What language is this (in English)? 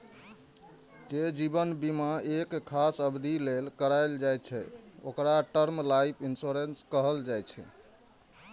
Maithili